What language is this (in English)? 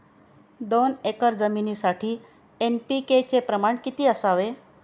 Marathi